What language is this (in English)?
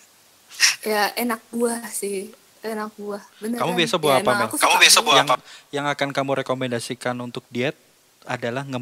Indonesian